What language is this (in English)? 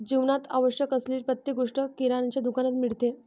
Marathi